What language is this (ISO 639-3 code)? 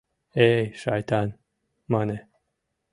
chm